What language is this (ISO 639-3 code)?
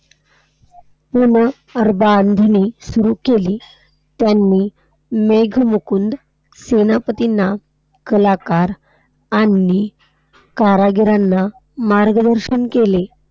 mar